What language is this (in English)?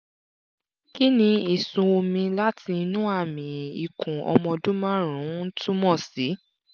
Yoruba